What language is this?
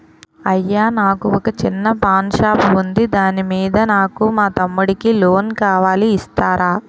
Telugu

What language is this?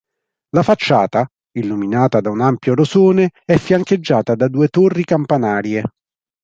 Italian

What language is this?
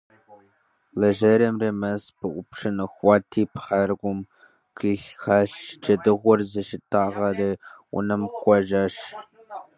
Kabardian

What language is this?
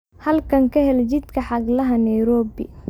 Somali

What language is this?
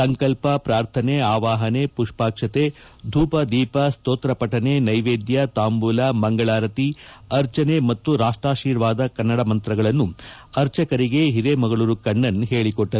Kannada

